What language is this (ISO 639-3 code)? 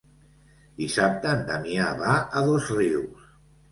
cat